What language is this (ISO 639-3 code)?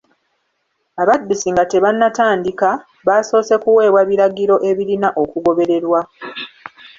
lug